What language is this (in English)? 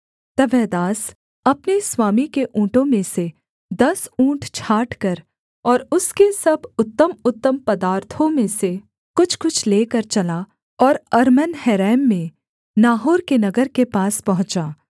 Hindi